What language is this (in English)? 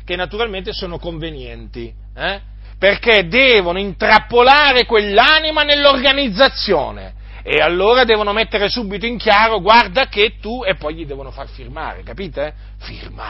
Italian